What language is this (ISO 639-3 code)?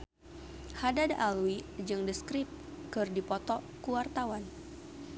sun